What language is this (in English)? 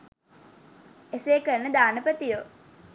Sinhala